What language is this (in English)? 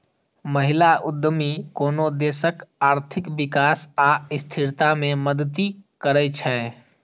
Maithili